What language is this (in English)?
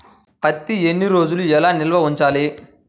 Telugu